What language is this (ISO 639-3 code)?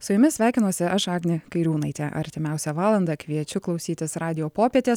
lit